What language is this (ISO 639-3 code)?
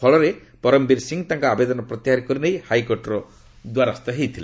ori